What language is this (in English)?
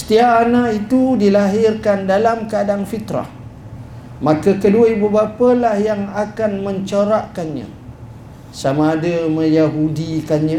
Malay